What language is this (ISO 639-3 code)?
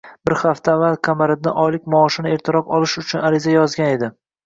uzb